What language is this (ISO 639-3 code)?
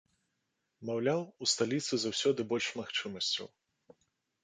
bel